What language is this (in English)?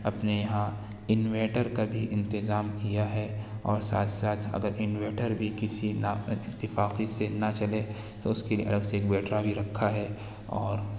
Urdu